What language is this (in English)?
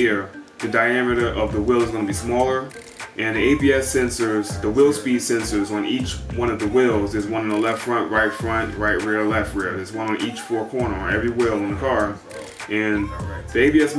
English